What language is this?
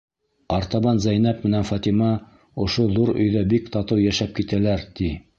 Bashkir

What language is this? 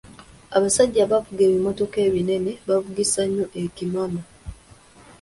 Ganda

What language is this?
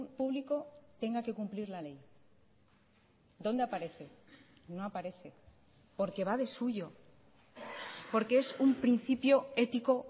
Spanish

